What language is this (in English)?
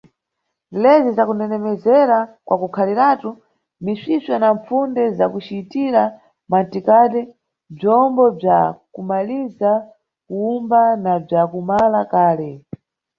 Nyungwe